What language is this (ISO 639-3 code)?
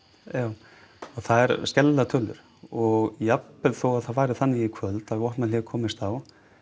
isl